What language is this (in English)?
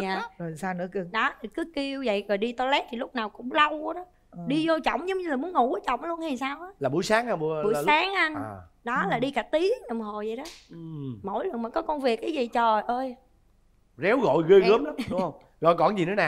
Vietnamese